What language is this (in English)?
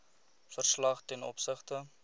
Afrikaans